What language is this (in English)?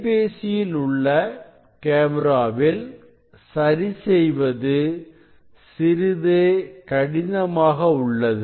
Tamil